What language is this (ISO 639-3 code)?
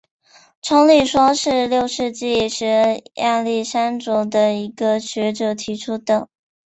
zho